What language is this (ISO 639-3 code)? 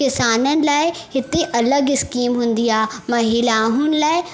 snd